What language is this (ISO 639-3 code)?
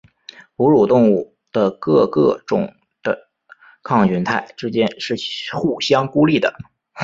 zho